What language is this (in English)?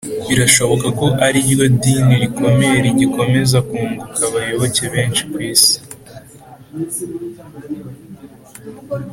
Kinyarwanda